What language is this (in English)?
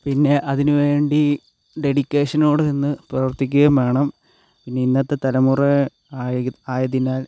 Malayalam